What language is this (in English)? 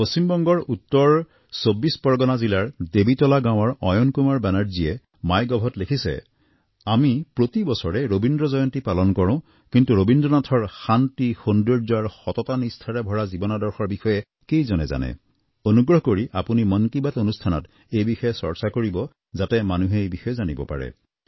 Assamese